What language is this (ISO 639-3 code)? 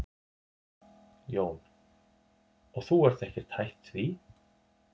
isl